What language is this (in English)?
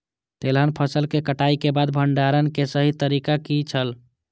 Maithili